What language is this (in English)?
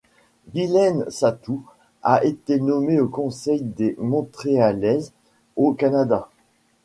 French